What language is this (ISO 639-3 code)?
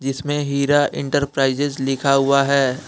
hin